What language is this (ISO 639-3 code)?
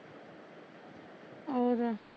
pan